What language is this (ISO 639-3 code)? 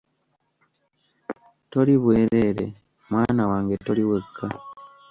lug